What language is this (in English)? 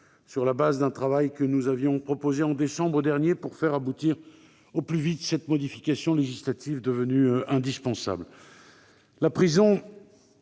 French